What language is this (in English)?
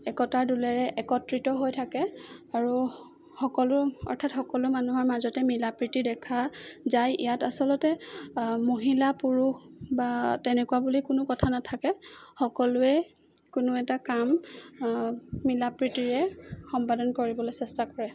Assamese